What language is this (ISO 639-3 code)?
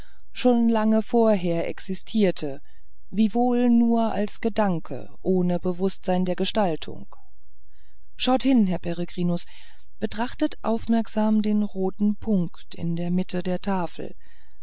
deu